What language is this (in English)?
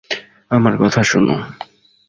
Bangla